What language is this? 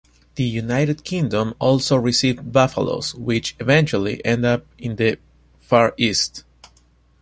English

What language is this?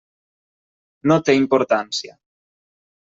Catalan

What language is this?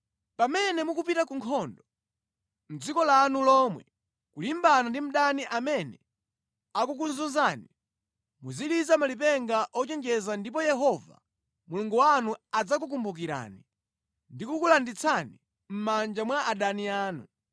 Nyanja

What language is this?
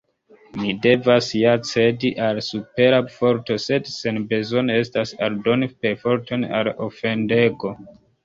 Esperanto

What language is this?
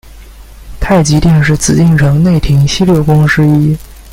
Chinese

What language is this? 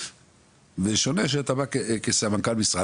Hebrew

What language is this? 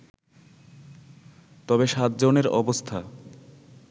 Bangla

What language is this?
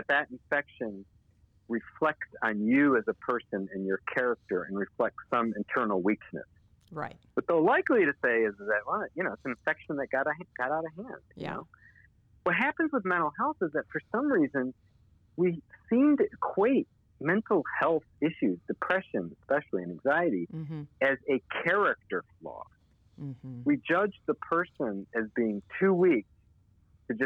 English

